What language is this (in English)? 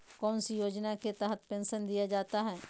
Magahi